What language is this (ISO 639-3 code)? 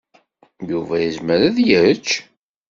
kab